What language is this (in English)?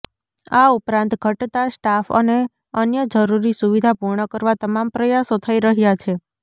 Gujarati